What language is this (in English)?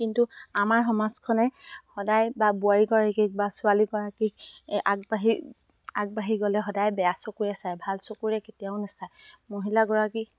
Assamese